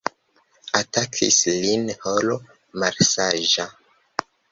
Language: Esperanto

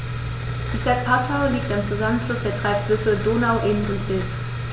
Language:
German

